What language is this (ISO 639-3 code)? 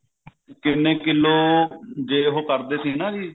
pan